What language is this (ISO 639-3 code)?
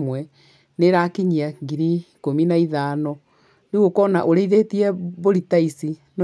kik